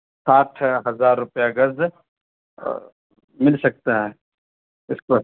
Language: Urdu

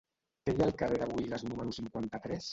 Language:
Catalan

